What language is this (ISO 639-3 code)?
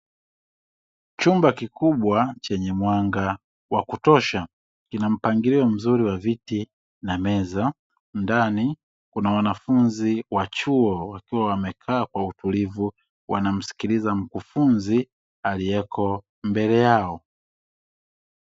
swa